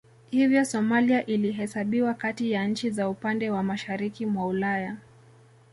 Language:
Swahili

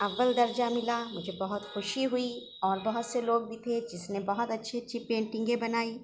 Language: Urdu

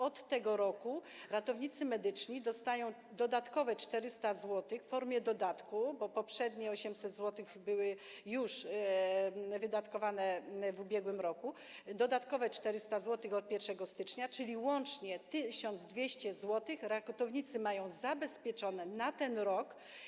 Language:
Polish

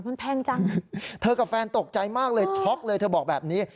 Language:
Thai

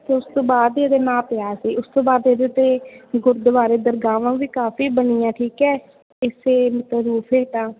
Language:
Punjabi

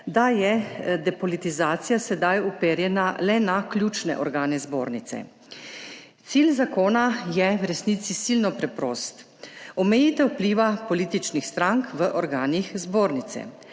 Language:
Slovenian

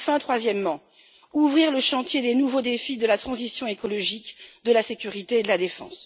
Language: French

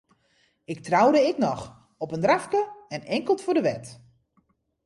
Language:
Western Frisian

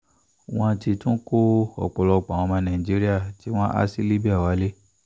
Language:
Yoruba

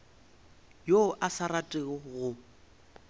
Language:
Northern Sotho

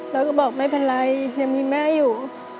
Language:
Thai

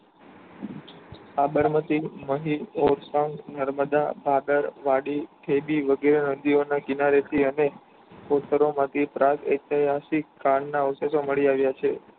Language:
Gujarati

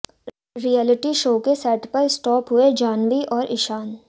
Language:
Hindi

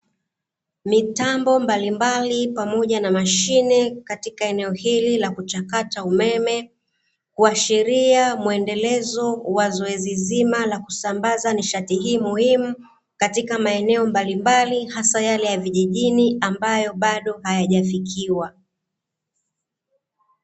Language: Swahili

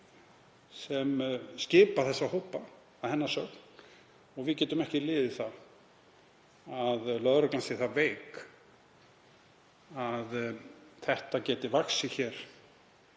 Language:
Icelandic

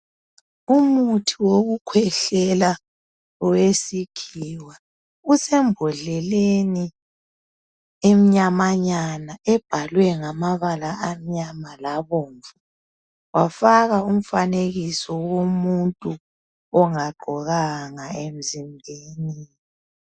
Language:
North Ndebele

